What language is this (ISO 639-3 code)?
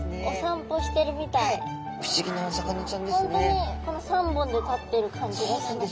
jpn